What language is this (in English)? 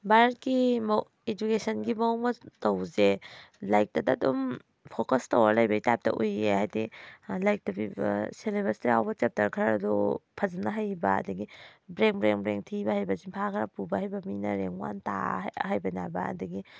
Manipuri